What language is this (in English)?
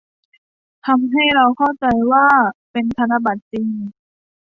Thai